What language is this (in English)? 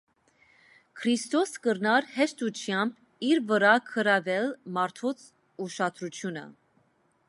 Armenian